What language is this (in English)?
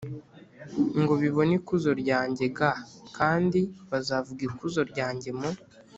Kinyarwanda